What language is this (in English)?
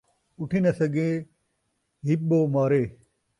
Saraiki